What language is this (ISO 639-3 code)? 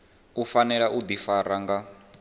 ven